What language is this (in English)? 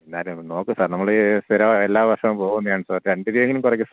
Malayalam